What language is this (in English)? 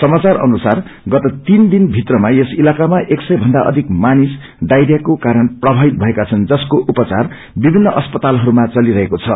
Nepali